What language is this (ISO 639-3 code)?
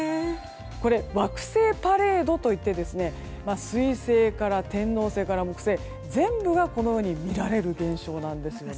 jpn